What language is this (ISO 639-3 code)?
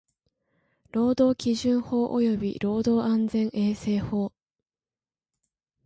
jpn